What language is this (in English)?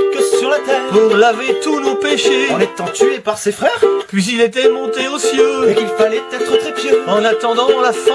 French